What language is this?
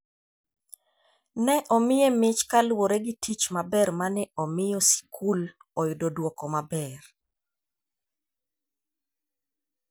Luo (Kenya and Tanzania)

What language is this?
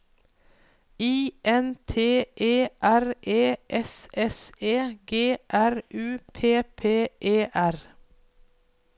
Norwegian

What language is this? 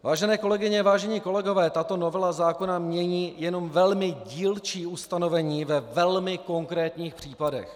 Czech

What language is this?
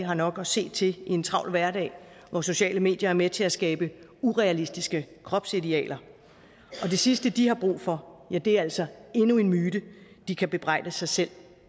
Danish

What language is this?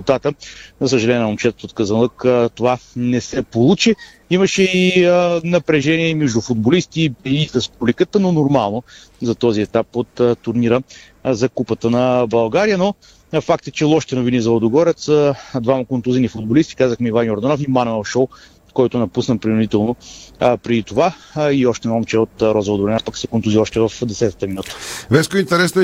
Bulgarian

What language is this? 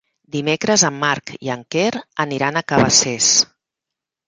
Catalan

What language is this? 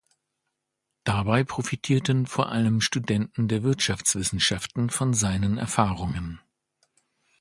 German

